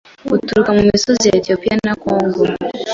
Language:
Kinyarwanda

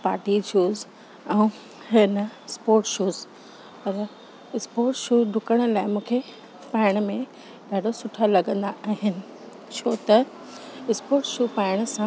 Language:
Sindhi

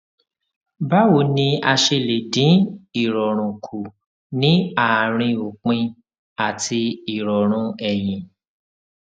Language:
Yoruba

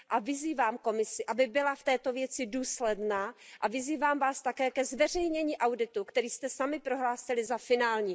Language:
Czech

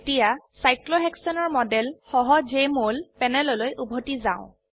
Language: Assamese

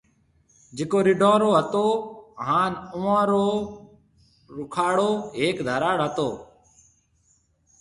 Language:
Marwari (Pakistan)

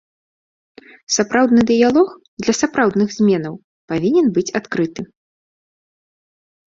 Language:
Belarusian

